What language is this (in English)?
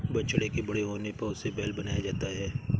Hindi